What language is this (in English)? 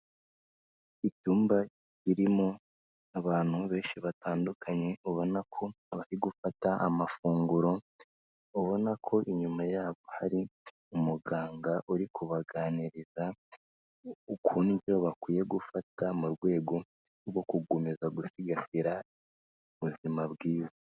Kinyarwanda